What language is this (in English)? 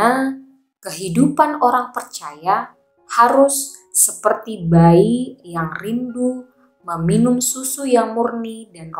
Indonesian